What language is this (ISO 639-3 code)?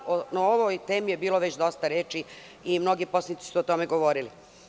srp